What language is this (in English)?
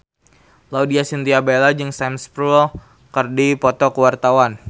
Sundanese